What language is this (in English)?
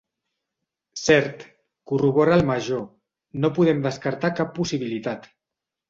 Catalan